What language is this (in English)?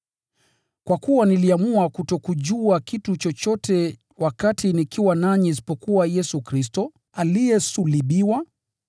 Swahili